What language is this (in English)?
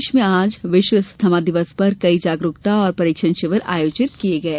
Hindi